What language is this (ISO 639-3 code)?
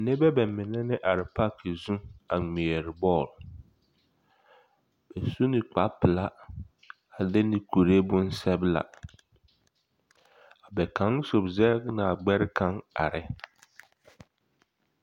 dga